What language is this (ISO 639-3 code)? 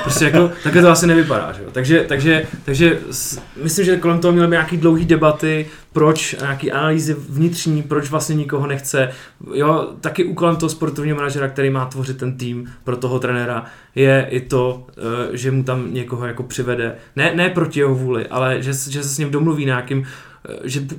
ces